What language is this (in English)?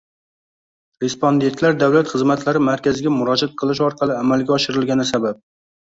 Uzbek